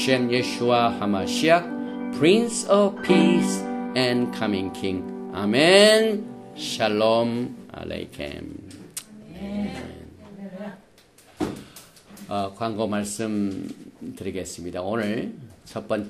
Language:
Korean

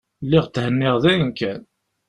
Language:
Kabyle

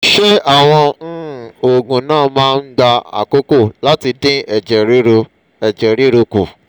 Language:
Yoruba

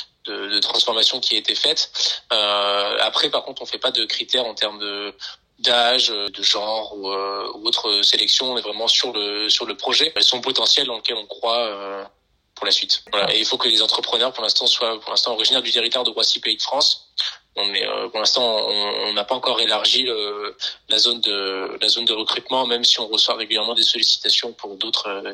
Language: French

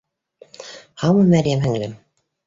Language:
Bashkir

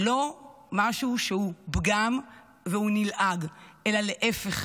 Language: Hebrew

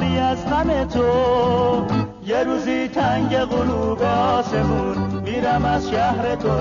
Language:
Persian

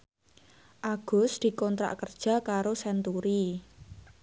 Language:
Javanese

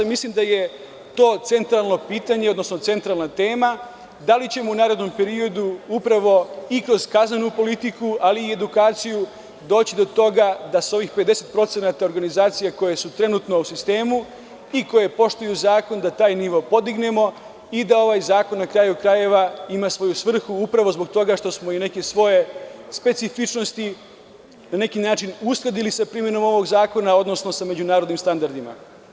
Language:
Serbian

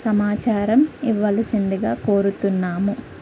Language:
Telugu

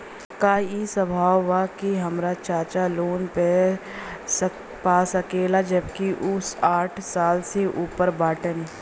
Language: Bhojpuri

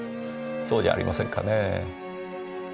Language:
Japanese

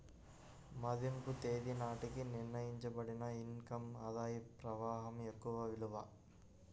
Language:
Telugu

